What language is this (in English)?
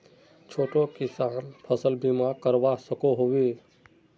Magahi